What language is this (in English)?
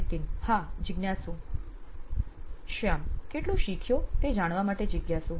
Gujarati